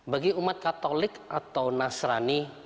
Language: Indonesian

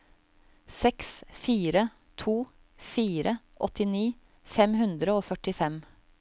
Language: Norwegian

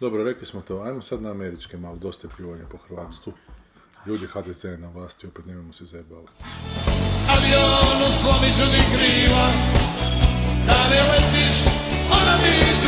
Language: Croatian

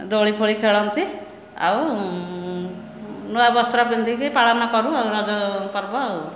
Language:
Odia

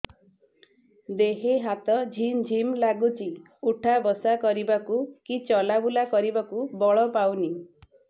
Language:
Odia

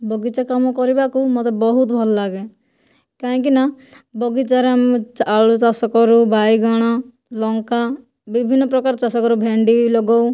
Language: Odia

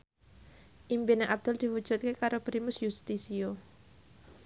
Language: Javanese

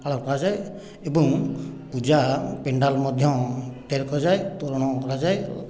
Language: Odia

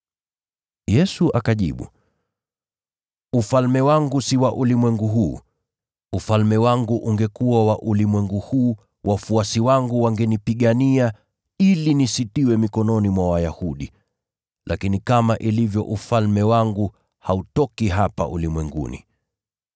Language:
Swahili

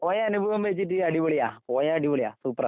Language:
Malayalam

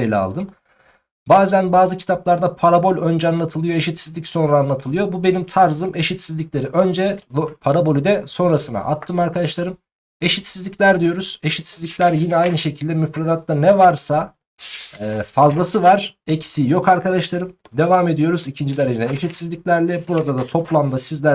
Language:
Turkish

